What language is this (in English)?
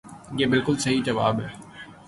Urdu